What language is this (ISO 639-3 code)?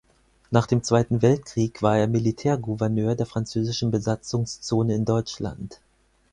deu